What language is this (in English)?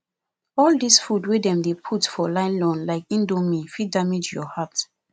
Nigerian Pidgin